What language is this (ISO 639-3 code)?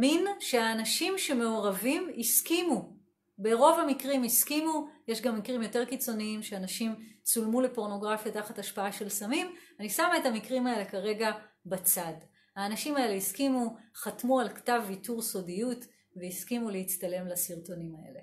heb